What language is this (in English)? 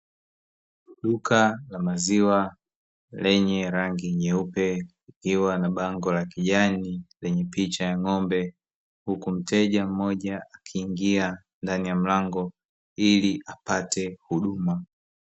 Swahili